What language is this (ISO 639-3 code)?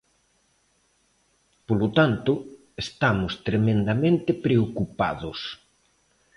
glg